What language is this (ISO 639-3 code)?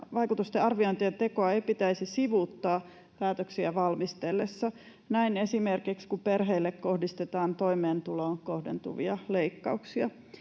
fin